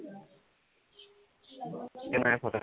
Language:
Assamese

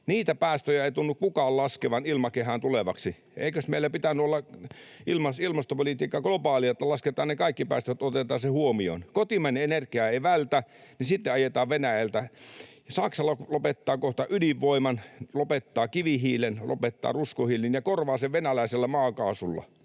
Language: Finnish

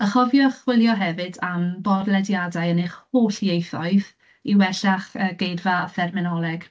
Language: Welsh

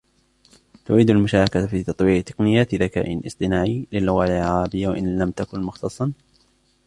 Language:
Arabic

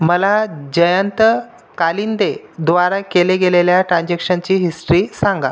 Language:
Marathi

